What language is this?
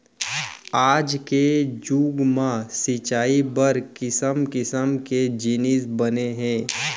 Chhattisgarhi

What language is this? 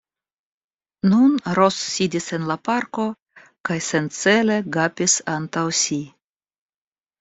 Esperanto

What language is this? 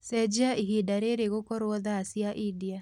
Kikuyu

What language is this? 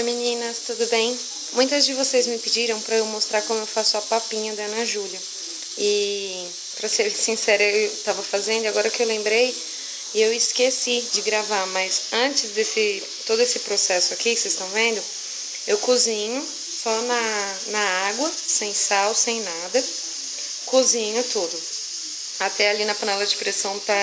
Portuguese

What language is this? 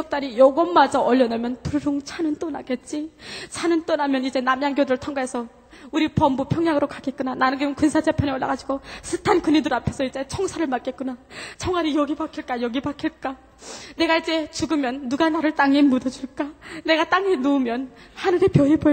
Korean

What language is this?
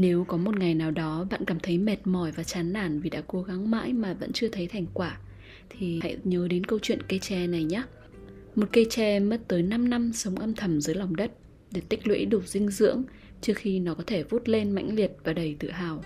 Vietnamese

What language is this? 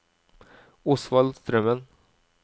Norwegian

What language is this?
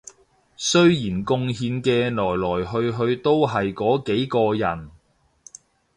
Cantonese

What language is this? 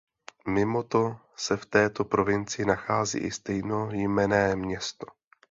Czech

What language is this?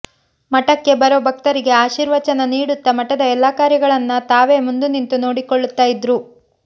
Kannada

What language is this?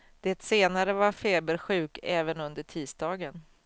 Swedish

